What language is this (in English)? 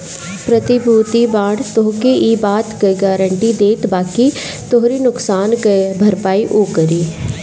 Bhojpuri